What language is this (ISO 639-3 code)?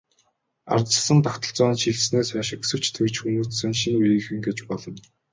mon